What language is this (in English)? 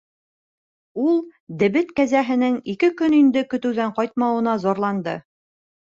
Bashkir